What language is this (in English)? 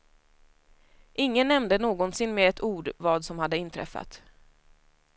Swedish